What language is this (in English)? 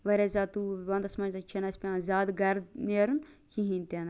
Kashmiri